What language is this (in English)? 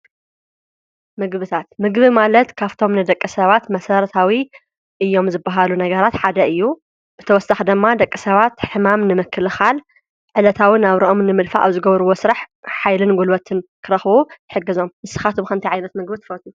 Tigrinya